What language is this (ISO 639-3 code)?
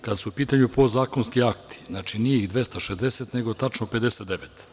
srp